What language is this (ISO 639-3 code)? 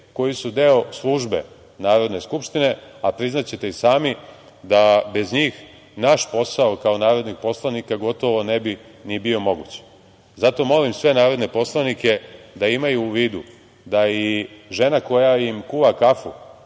srp